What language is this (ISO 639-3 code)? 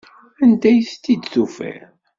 kab